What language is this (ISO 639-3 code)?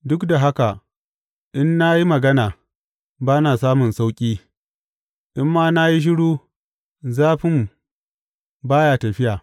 hau